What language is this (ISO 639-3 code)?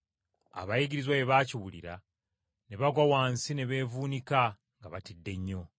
lug